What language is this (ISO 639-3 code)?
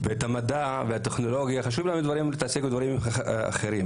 heb